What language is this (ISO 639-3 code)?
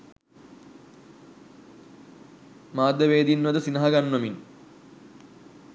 sin